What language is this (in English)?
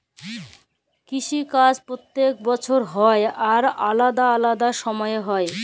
Bangla